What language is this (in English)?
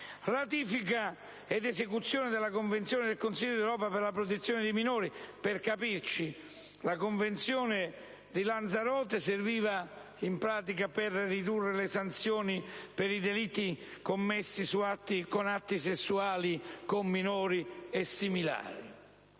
Italian